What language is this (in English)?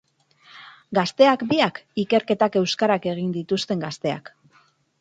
Basque